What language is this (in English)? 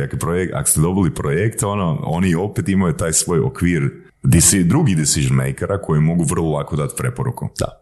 Croatian